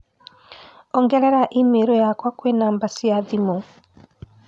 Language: Kikuyu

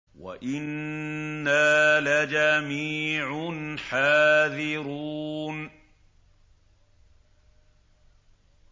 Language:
Arabic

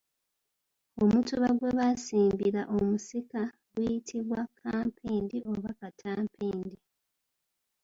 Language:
Ganda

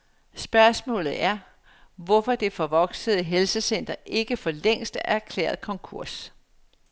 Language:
Danish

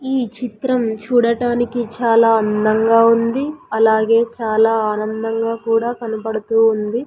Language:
Telugu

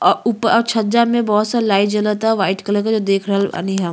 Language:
Bhojpuri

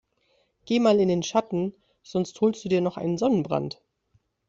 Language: German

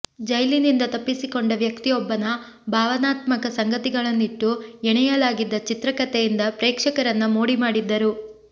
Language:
Kannada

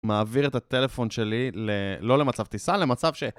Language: Hebrew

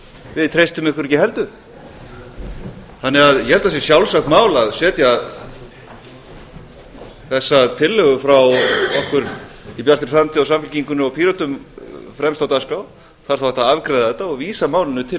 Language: Icelandic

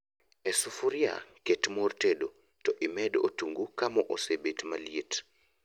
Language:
Luo (Kenya and Tanzania)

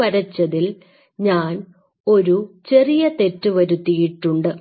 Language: Malayalam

